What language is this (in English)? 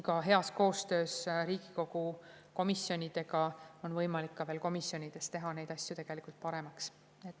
Estonian